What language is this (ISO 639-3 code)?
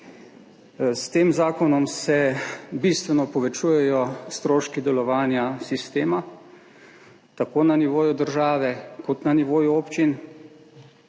slv